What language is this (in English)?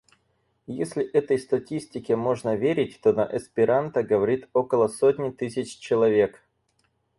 Russian